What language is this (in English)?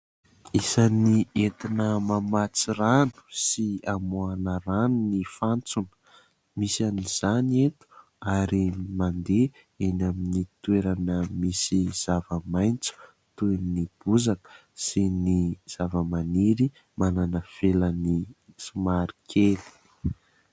Malagasy